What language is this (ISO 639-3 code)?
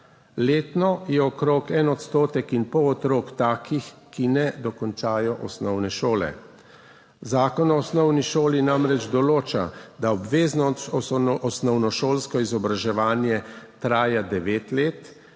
slv